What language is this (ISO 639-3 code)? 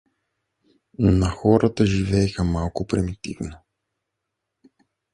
bul